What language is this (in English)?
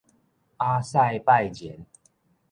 Min Nan Chinese